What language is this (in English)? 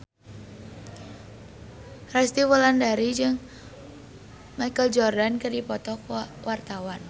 Sundanese